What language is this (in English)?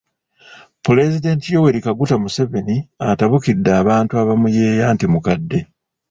Ganda